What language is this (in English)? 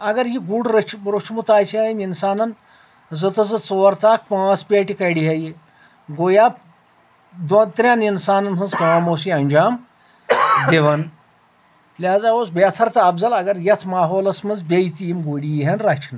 Kashmiri